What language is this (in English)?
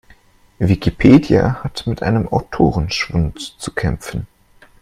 German